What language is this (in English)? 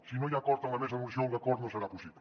Catalan